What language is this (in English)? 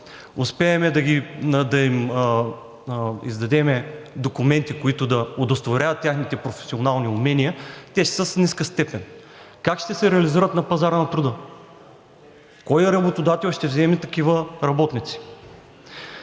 Bulgarian